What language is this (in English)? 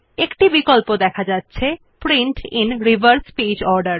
Bangla